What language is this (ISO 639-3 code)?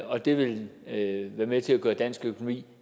dan